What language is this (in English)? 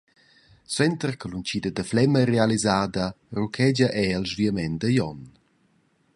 Romansh